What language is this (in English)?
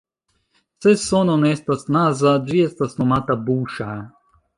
Esperanto